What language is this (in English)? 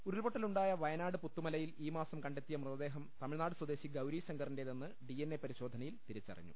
Malayalam